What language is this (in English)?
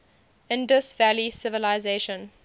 English